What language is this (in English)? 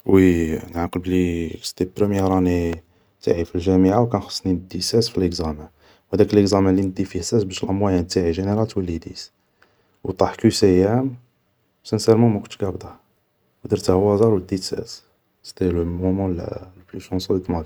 Algerian Arabic